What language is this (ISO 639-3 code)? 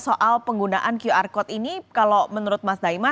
ind